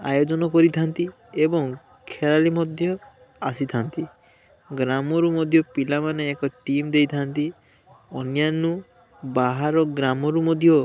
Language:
Odia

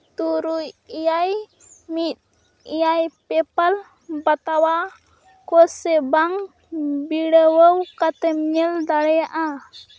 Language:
Santali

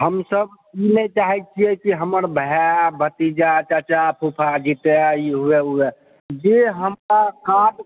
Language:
Maithili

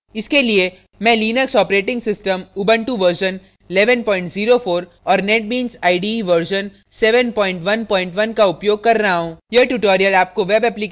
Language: Hindi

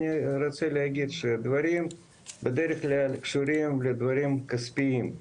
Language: Hebrew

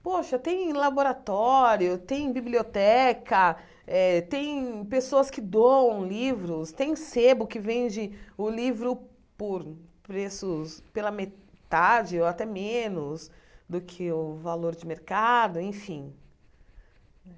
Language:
Portuguese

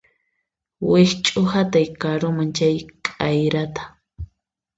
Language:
Puno Quechua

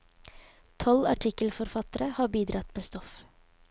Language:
Norwegian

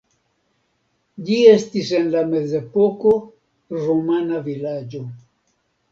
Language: Esperanto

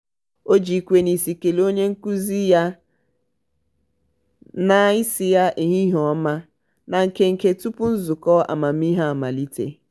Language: Igbo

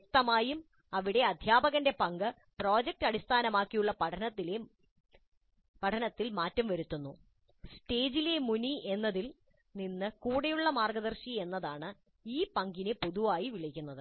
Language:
Malayalam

